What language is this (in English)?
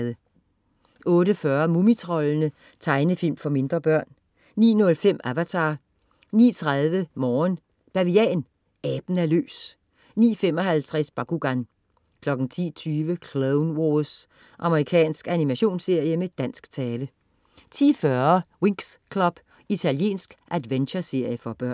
Danish